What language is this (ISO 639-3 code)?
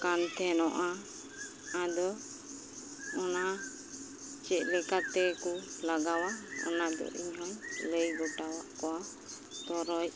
sat